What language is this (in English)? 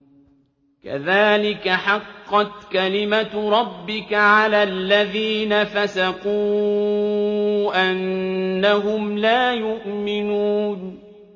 Arabic